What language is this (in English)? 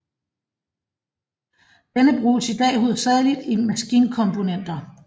Danish